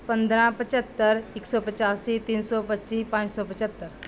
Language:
Punjabi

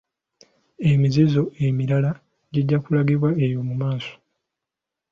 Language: Ganda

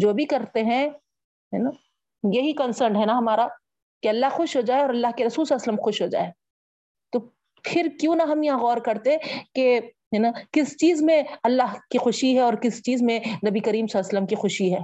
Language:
Urdu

